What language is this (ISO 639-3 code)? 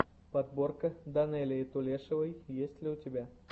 rus